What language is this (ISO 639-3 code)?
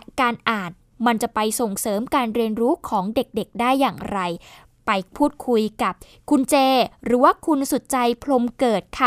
tha